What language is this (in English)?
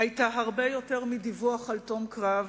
Hebrew